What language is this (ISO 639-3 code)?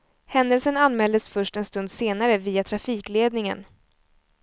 swe